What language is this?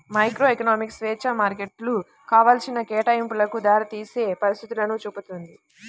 Telugu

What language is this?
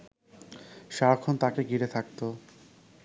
Bangla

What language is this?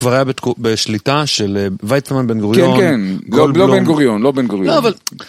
Hebrew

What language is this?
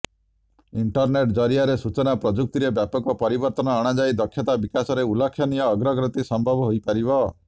Odia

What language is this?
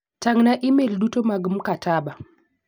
Luo (Kenya and Tanzania)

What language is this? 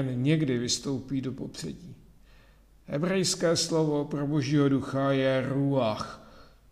Czech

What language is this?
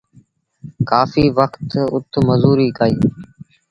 Sindhi Bhil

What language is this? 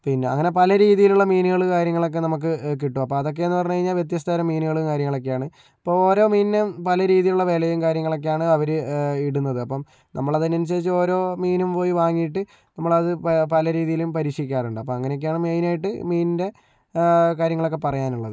Malayalam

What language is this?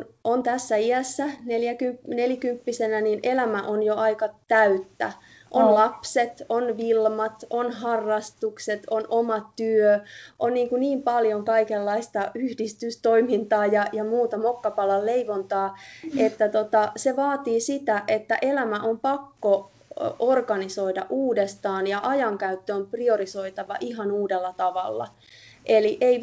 Finnish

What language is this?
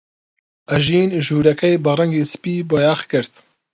Central Kurdish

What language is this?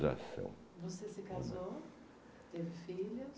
Portuguese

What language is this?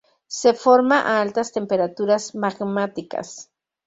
Spanish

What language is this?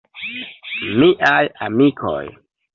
Esperanto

